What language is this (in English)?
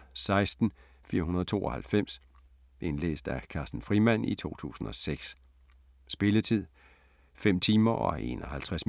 Danish